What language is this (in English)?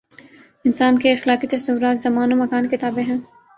Urdu